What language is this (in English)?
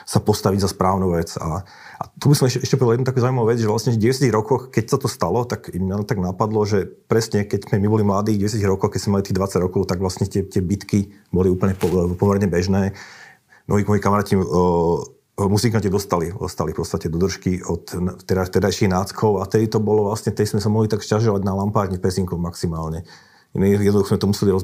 Slovak